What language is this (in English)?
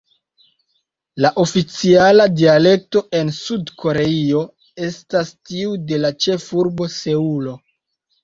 Esperanto